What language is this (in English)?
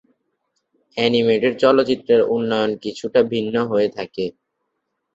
Bangla